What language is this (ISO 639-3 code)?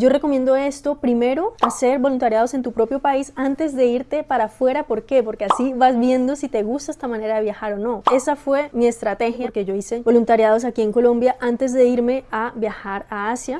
spa